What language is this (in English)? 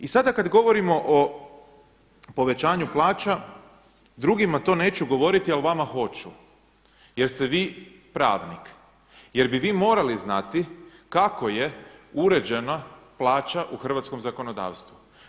Croatian